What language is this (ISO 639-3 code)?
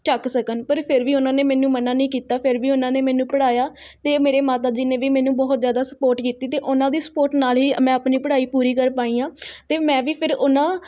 pan